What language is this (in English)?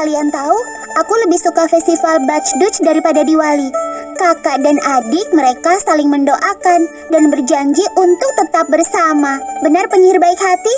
Indonesian